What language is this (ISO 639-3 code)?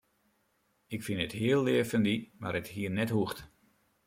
fry